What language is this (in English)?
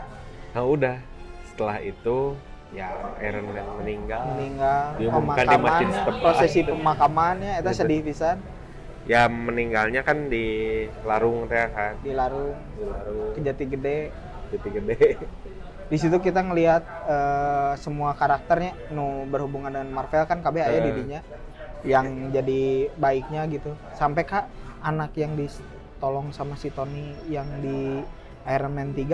Indonesian